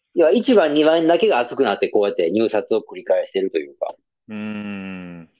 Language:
Japanese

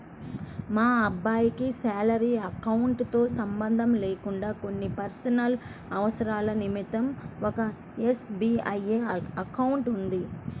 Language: Telugu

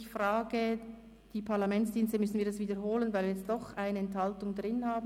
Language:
Swiss German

